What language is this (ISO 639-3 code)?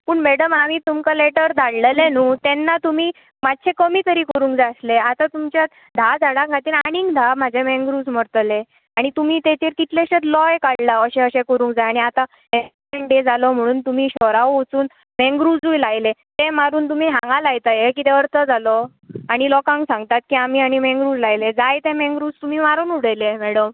kok